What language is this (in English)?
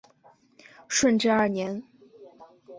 Chinese